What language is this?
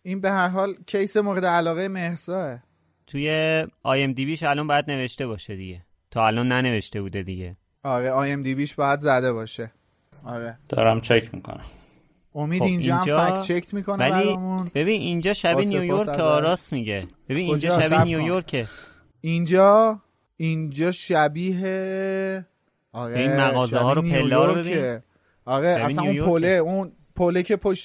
Persian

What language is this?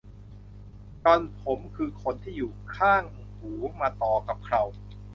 Thai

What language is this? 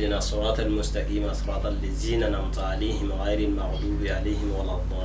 Indonesian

